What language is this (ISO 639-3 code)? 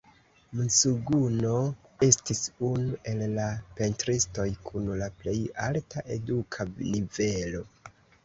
epo